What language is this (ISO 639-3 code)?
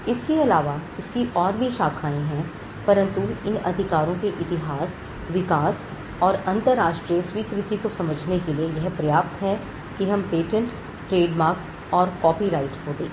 hin